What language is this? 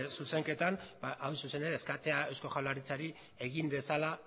Basque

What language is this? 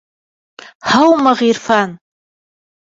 Bashkir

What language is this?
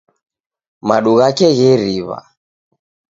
Taita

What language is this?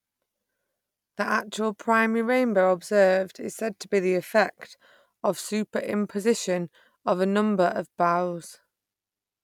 English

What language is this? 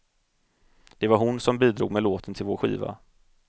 Swedish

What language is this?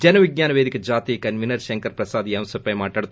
Telugu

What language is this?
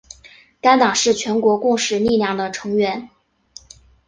Chinese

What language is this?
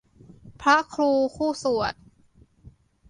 Thai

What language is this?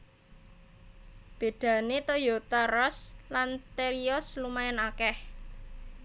Javanese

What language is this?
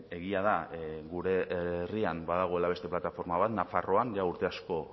Basque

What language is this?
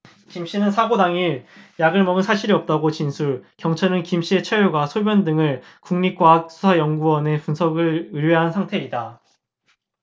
Korean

